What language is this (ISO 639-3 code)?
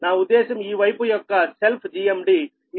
tel